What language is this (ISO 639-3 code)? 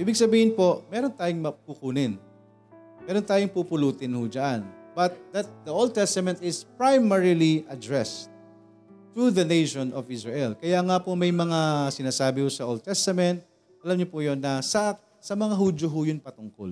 fil